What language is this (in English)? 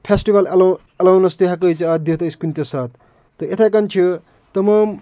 Kashmiri